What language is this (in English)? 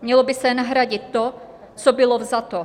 Czech